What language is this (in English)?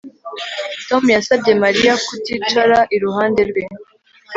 Kinyarwanda